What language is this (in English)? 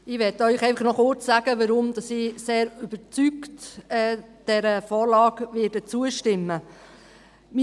Swiss German